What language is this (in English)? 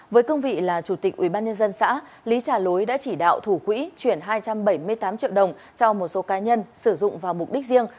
Vietnamese